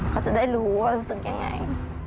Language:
Thai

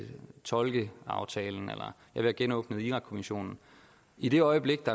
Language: Danish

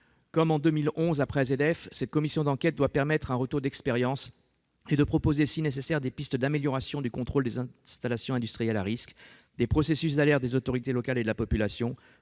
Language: French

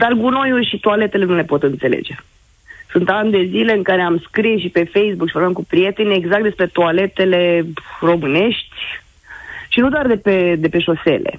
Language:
Romanian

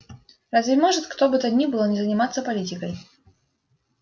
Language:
Russian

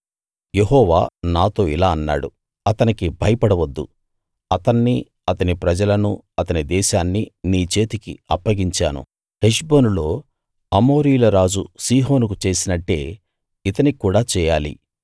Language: Telugu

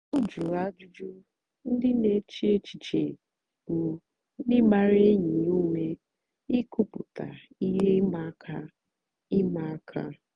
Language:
Igbo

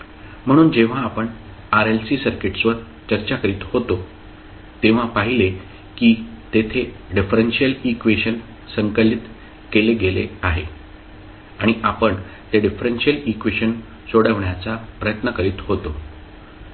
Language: Marathi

